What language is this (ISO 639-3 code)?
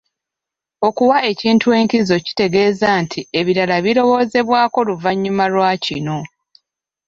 lug